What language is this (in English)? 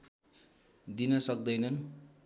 Nepali